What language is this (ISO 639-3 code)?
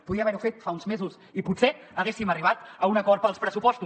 cat